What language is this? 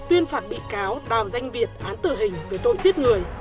Vietnamese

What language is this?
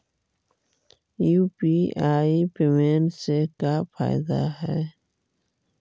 Magahi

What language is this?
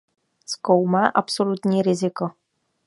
Czech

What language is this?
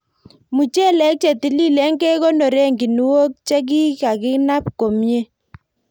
Kalenjin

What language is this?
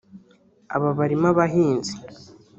Kinyarwanda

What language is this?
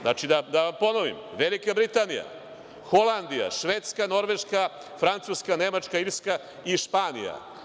Serbian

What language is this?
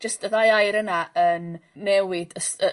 Welsh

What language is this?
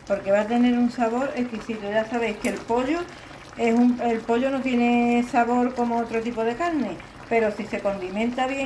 Spanish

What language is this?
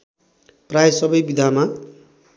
Nepali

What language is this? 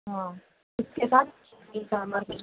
Urdu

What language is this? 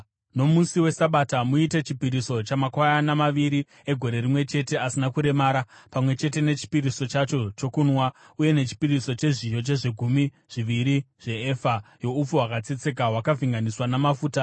Shona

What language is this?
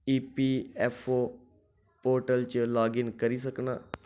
Dogri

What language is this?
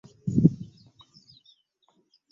Ganda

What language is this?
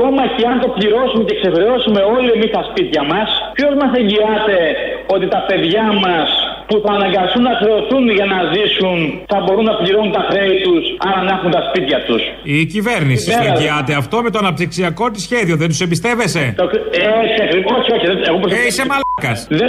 Greek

